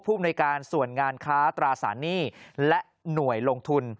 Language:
Thai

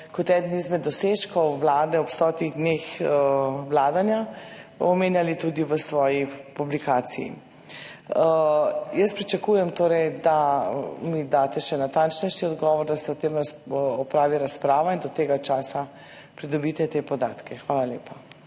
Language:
Slovenian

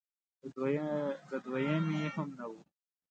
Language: Pashto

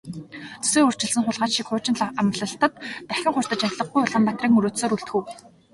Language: Mongolian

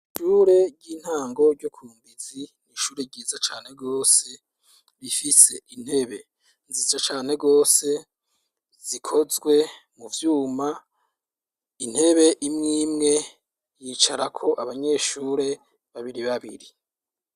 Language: Rundi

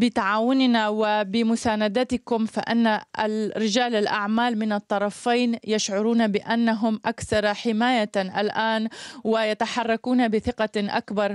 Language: Arabic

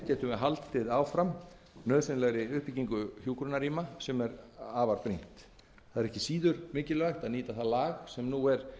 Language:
Icelandic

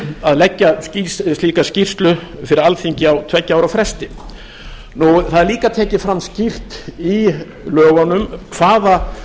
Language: Icelandic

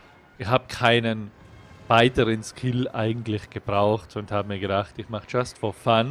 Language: German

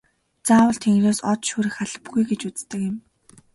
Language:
Mongolian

